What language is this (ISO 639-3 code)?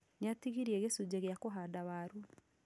kik